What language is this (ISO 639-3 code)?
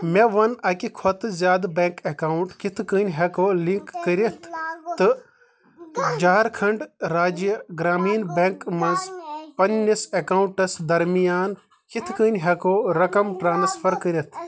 kas